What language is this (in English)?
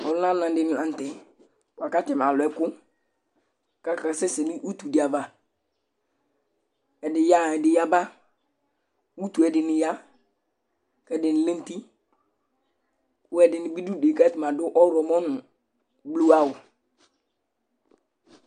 Ikposo